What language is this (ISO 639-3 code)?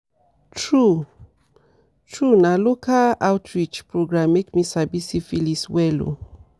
pcm